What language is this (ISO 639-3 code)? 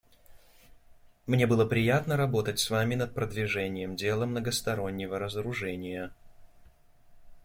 rus